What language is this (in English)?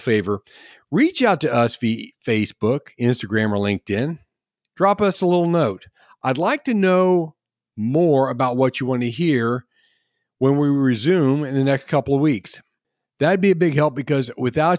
English